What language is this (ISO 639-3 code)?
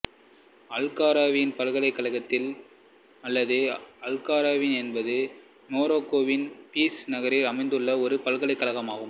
tam